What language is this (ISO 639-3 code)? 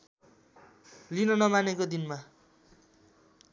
nep